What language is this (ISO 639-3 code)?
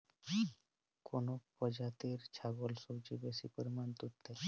ben